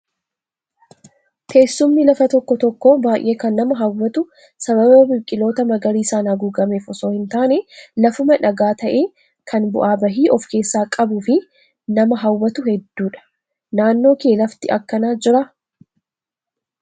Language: Oromo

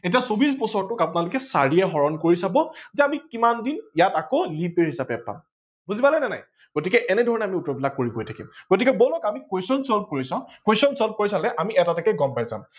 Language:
Assamese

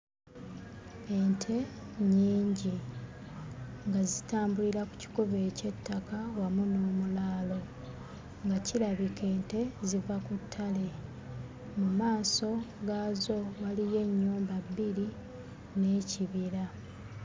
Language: Ganda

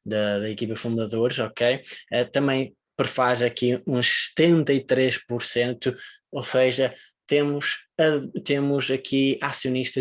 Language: Portuguese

